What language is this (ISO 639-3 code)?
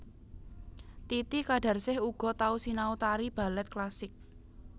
jav